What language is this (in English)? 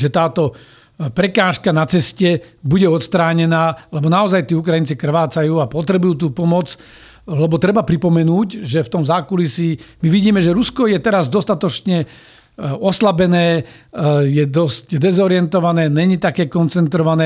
Slovak